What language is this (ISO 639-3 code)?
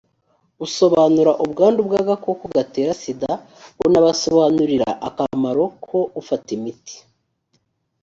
kin